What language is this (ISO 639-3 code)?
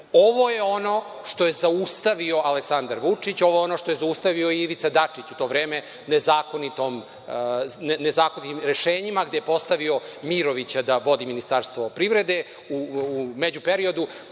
srp